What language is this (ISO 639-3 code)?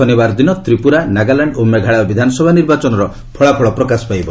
ori